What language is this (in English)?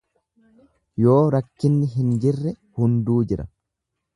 Oromo